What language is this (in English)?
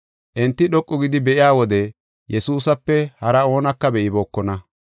Gofa